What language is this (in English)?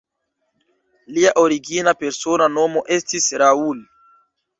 Esperanto